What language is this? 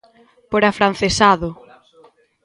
Galician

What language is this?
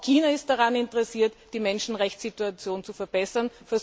German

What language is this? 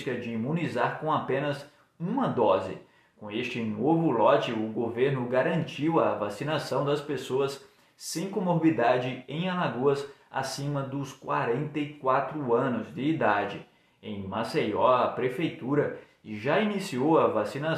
Portuguese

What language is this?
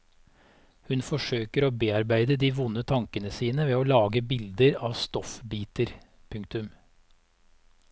Norwegian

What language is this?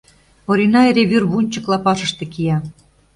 Mari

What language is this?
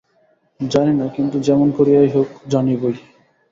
Bangla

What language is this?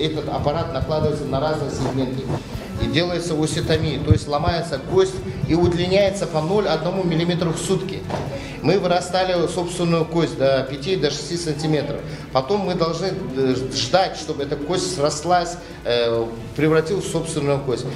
Russian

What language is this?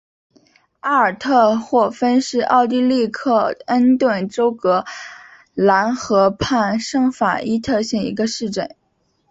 Chinese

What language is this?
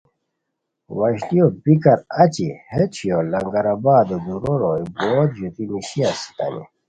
Khowar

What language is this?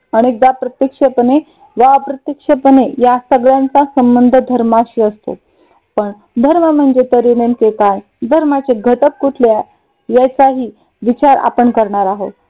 Marathi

